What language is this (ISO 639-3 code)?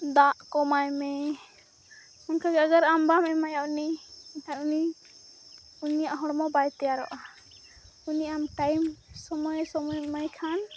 sat